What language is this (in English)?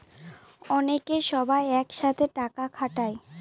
Bangla